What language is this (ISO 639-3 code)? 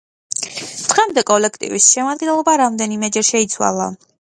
kat